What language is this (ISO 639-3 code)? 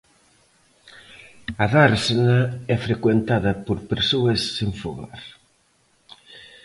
glg